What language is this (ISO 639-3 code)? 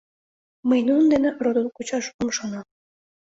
chm